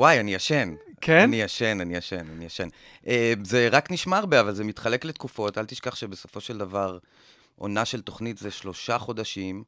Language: Hebrew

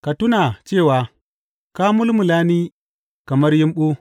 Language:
Hausa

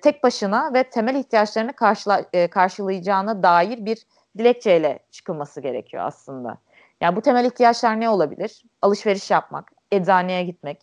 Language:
Turkish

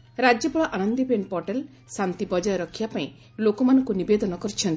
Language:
Odia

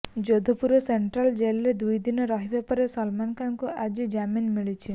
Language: Odia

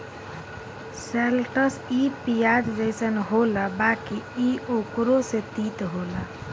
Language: Bhojpuri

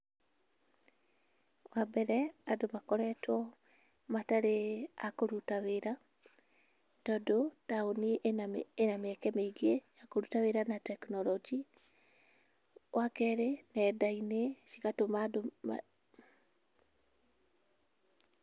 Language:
Kikuyu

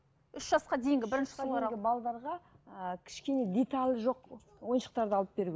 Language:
Kazakh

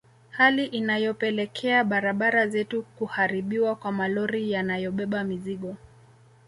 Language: Swahili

